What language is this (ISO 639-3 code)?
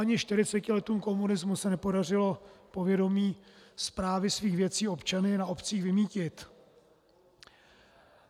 ces